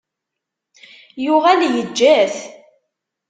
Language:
Kabyle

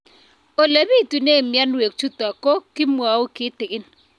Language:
Kalenjin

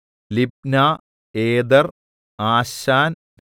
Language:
Malayalam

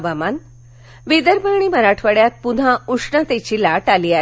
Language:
Marathi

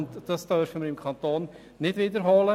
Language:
Swiss German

